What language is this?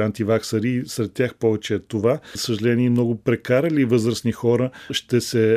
Bulgarian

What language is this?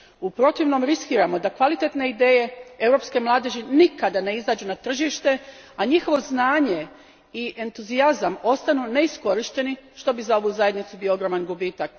Croatian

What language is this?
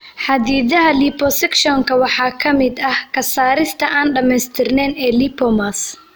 Somali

